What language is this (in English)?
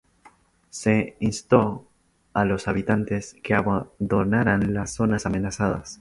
Spanish